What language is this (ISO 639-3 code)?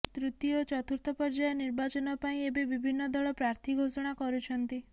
ori